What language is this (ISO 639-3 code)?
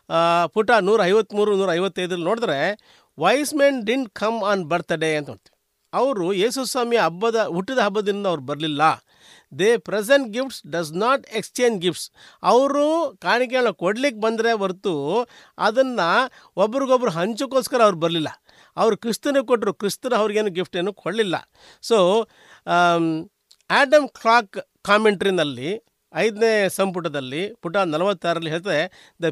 kan